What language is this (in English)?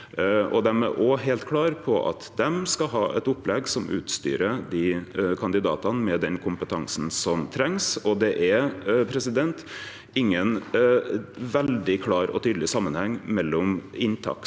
Norwegian